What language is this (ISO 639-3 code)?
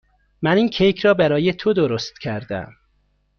fas